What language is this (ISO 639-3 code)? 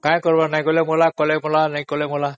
ori